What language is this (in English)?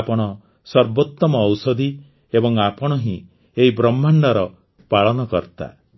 Odia